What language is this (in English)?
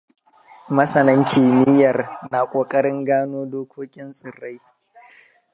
Hausa